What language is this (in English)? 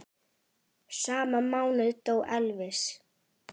Icelandic